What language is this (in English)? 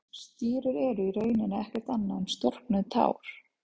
Icelandic